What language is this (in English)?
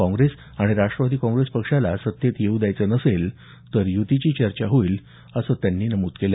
Marathi